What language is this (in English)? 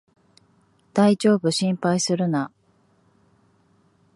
Japanese